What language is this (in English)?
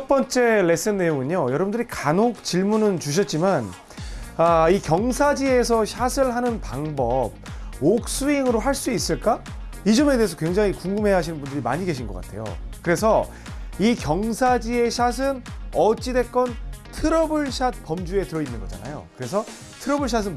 Korean